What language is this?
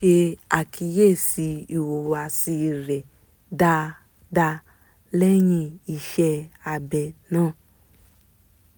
Yoruba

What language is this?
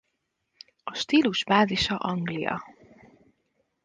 Hungarian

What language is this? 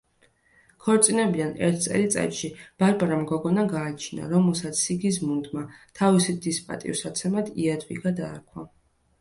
Georgian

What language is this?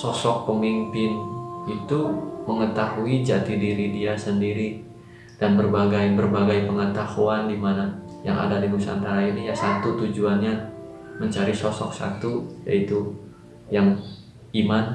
Indonesian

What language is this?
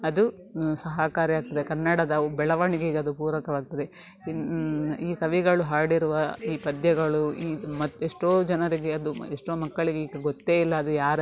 Kannada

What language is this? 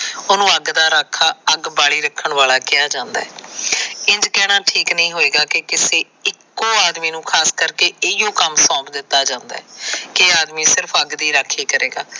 Punjabi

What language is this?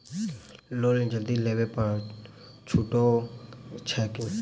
Maithili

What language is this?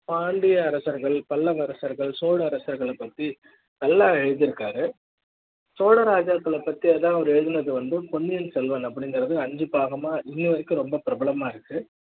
Tamil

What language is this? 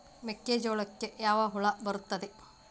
Kannada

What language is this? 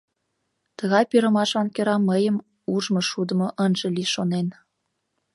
Mari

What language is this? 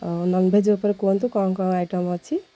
Odia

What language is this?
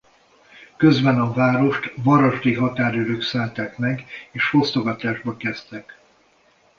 Hungarian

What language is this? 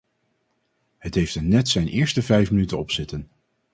Dutch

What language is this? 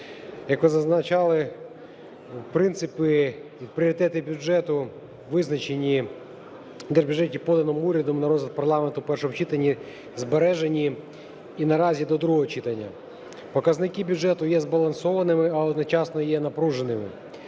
Ukrainian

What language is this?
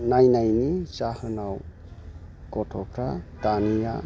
Bodo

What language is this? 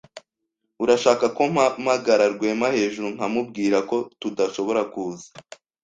Kinyarwanda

